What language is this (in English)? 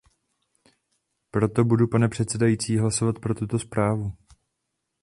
Czech